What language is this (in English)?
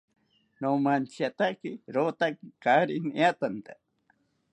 South Ucayali Ashéninka